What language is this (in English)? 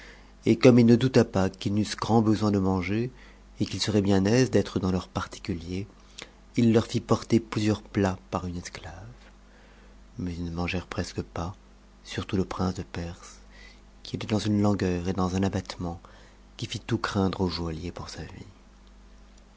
French